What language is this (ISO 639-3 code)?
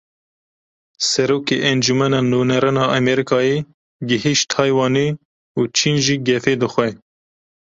kur